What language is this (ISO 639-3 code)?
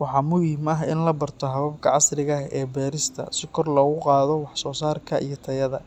som